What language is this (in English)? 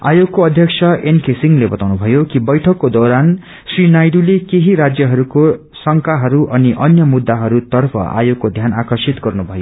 Nepali